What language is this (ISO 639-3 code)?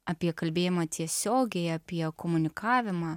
lit